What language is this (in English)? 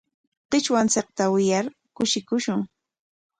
Corongo Ancash Quechua